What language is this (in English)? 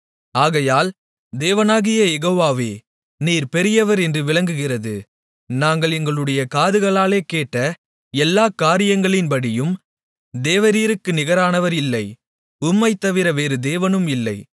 Tamil